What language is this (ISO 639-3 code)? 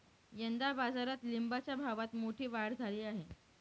mar